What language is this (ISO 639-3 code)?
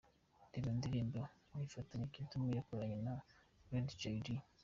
kin